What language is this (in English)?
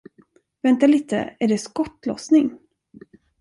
Swedish